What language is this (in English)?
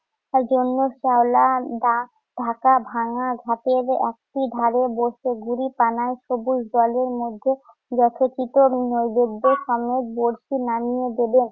Bangla